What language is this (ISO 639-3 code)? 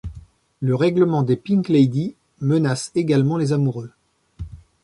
fra